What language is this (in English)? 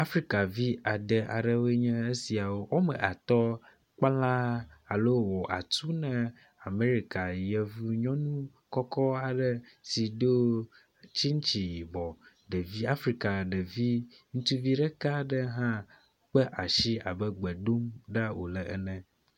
Ewe